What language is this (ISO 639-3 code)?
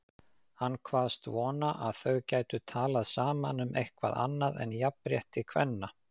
isl